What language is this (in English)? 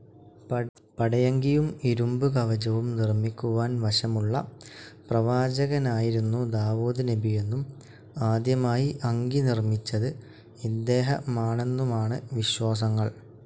Malayalam